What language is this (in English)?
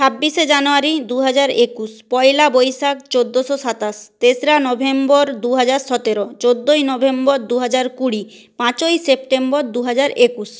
Bangla